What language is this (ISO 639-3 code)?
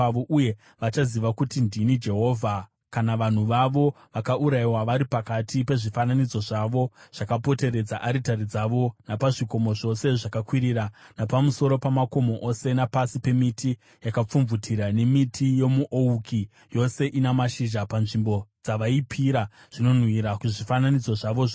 sna